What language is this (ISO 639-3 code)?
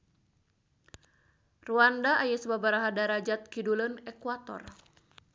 sun